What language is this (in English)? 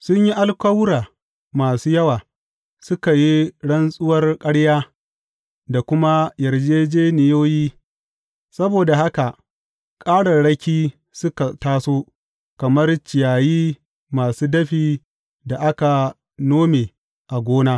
Hausa